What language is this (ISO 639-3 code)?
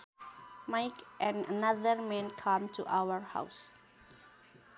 sun